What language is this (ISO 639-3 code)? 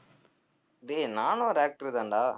tam